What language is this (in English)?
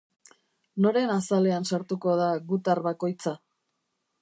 Basque